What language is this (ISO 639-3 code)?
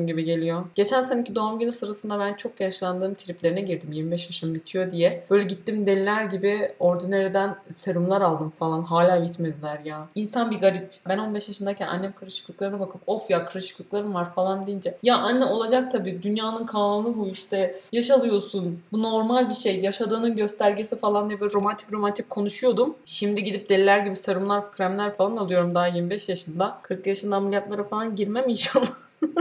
tur